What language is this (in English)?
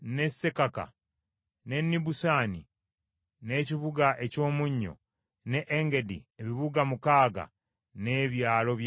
Ganda